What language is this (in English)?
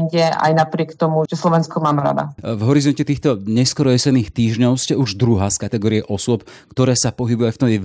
Slovak